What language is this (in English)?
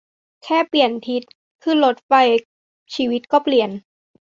Thai